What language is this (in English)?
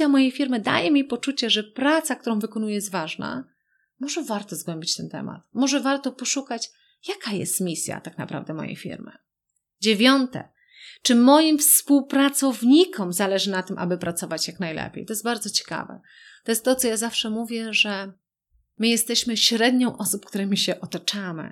Polish